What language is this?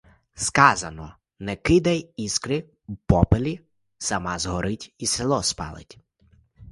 Ukrainian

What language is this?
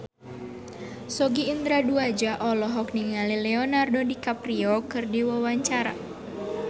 Sundanese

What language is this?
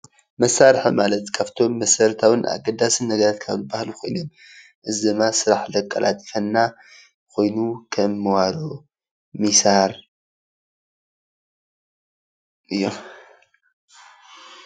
Tigrinya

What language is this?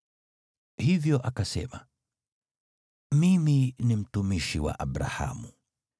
Swahili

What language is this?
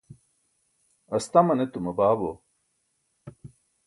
Burushaski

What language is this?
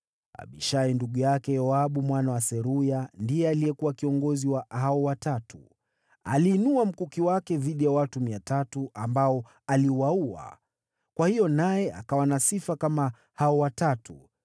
Swahili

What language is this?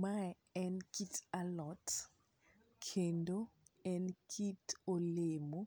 Luo (Kenya and Tanzania)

